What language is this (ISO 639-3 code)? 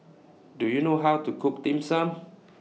eng